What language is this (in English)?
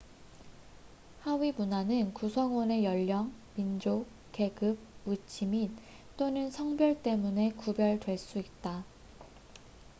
Korean